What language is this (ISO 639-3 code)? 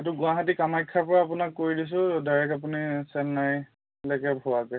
asm